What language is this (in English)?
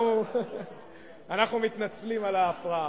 Hebrew